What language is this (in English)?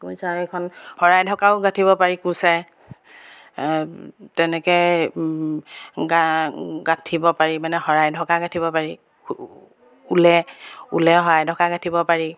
Assamese